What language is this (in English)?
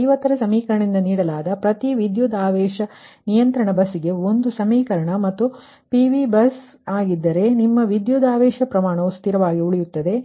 Kannada